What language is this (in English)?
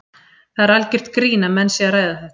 Icelandic